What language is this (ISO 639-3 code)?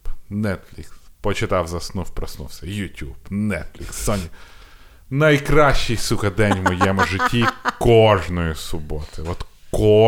ukr